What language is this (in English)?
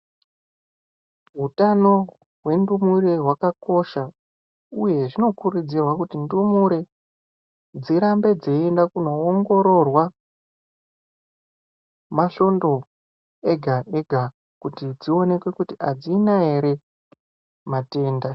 Ndau